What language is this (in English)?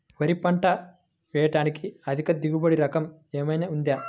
Telugu